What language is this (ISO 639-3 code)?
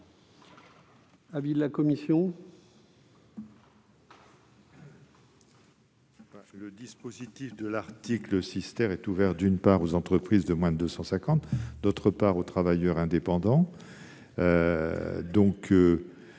fra